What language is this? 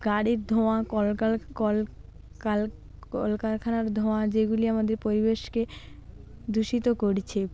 Bangla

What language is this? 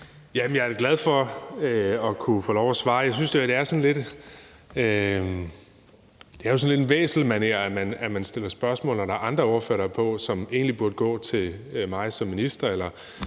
Danish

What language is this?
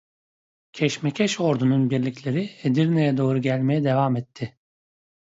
Turkish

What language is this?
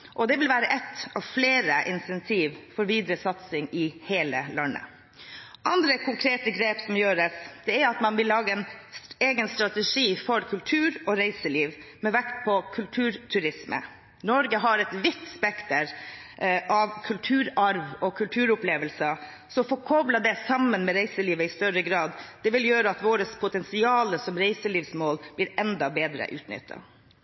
Norwegian Bokmål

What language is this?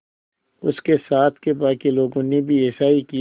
Hindi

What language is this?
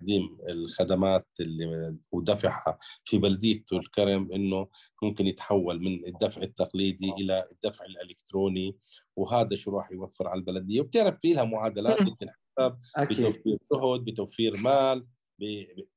Arabic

